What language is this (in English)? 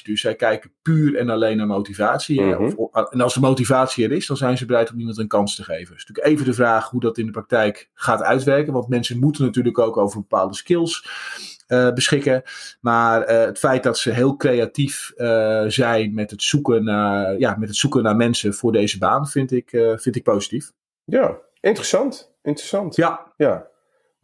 Dutch